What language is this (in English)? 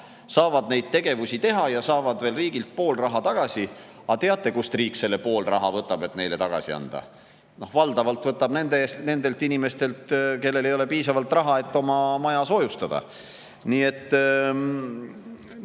Estonian